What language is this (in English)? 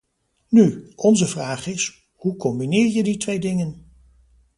Dutch